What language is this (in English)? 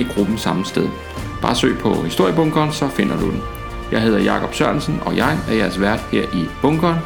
Danish